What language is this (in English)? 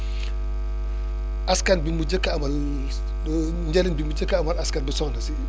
Wolof